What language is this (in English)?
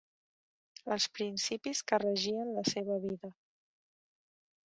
Catalan